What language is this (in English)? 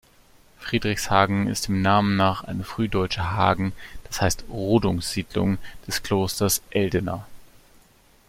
German